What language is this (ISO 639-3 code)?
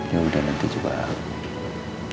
ind